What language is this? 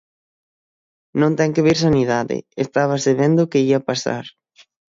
Galician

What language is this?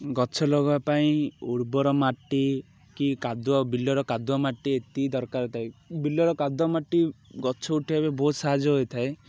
Odia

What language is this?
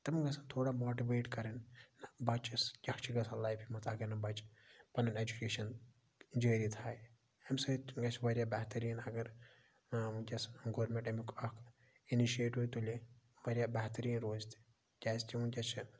Kashmiri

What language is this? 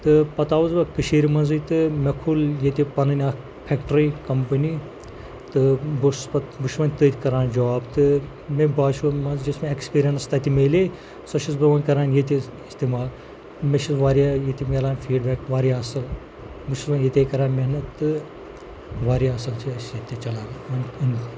Kashmiri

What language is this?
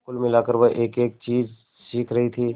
Hindi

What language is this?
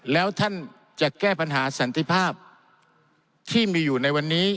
Thai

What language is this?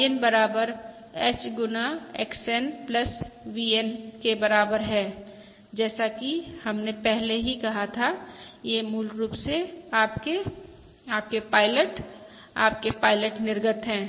Hindi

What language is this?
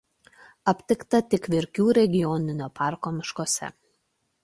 Lithuanian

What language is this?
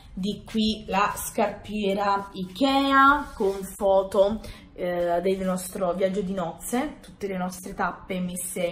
Italian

